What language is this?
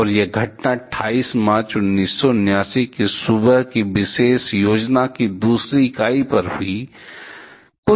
Hindi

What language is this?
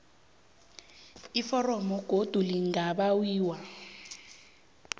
South Ndebele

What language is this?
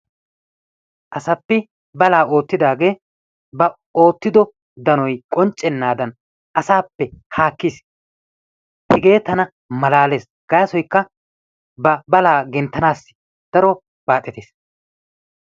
Wolaytta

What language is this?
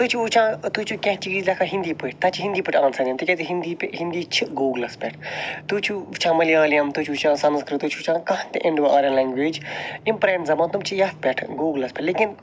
Kashmiri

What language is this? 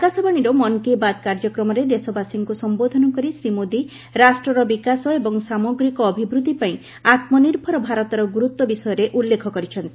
Odia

